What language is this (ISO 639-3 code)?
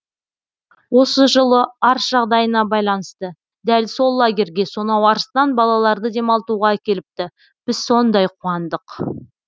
kaz